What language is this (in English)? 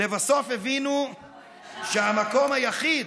Hebrew